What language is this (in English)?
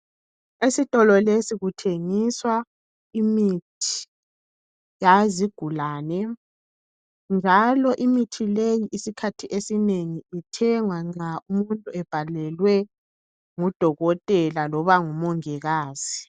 North Ndebele